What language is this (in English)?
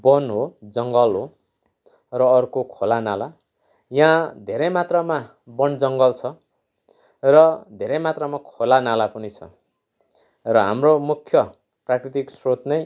Nepali